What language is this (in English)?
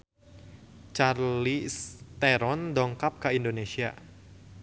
Sundanese